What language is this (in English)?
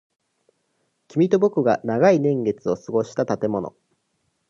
Japanese